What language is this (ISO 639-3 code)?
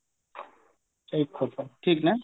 ori